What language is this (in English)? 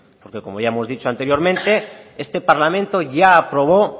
Spanish